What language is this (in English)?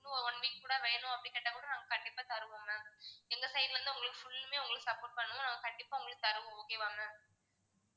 Tamil